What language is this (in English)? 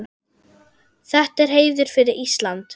Icelandic